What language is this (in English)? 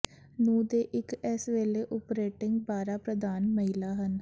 Punjabi